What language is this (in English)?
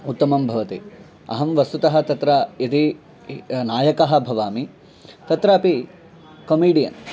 Sanskrit